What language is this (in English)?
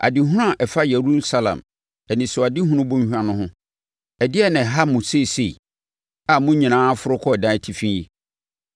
Akan